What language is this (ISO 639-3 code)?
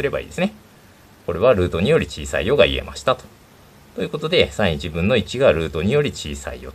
jpn